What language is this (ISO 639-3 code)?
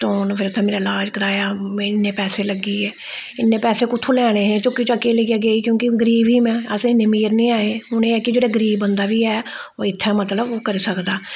doi